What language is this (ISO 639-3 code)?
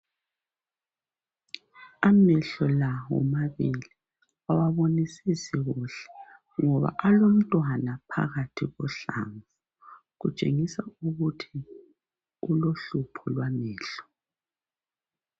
nde